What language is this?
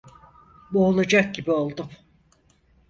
Turkish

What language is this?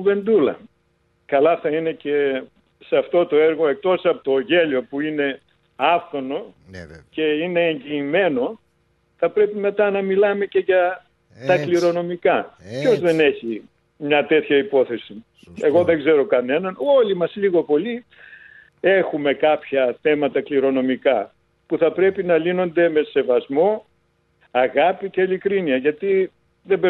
Greek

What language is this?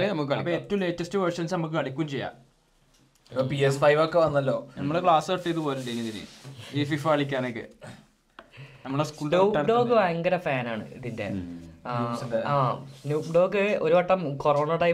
Malayalam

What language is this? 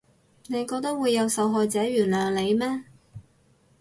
Cantonese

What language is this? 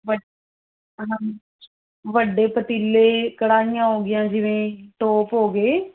Punjabi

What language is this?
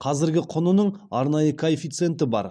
Kazakh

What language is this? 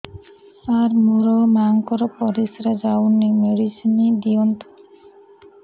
Odia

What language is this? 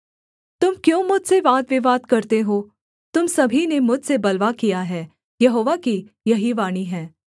Hindi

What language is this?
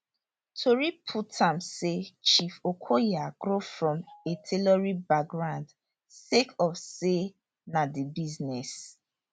Nigerian Pidgin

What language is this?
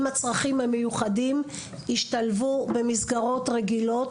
Hebrew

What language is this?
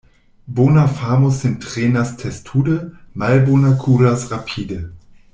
Esperanto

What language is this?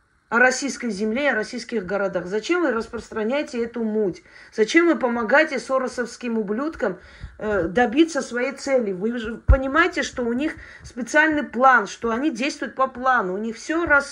Russian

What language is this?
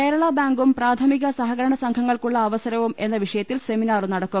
Malayalam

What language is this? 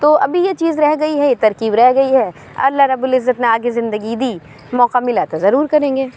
Urdu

